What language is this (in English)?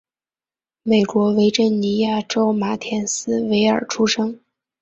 Chinese